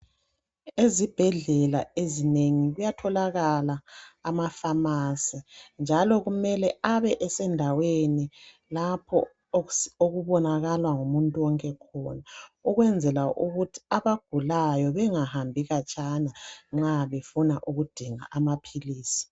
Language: North Ndebele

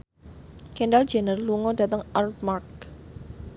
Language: Javanese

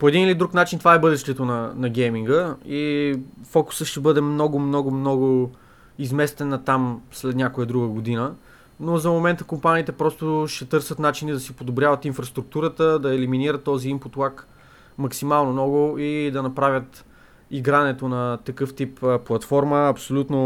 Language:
Bulgarian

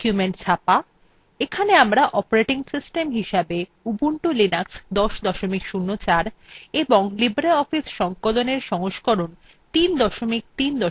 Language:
Bangla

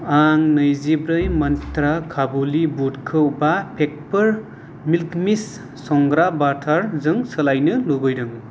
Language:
Bodo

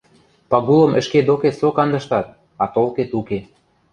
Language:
Western Mari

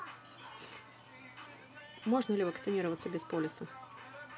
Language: Russian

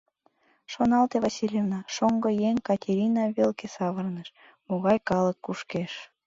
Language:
Mari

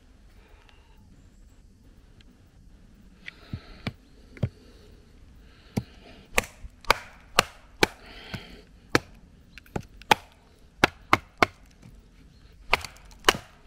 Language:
Italian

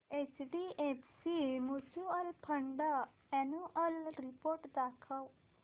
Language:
Marathi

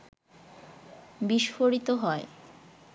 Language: Bangla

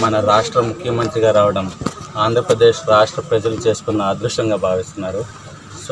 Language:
Arabic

